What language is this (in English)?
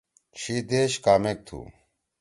Torwali